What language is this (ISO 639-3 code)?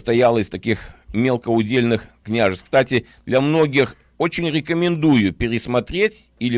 rus